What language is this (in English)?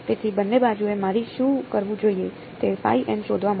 Gujarati